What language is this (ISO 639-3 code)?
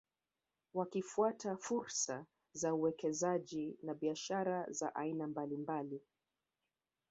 swa